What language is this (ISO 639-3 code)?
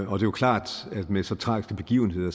dan